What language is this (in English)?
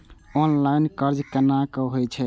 Maithili